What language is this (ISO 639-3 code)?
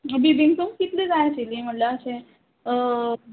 kok